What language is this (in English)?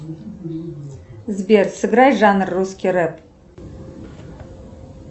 Russian